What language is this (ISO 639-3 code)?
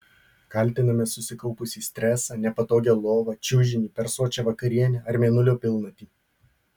lit